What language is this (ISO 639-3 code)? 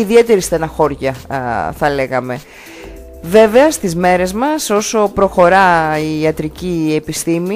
ell